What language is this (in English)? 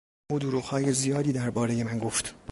Persian